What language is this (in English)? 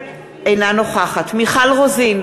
Hebrew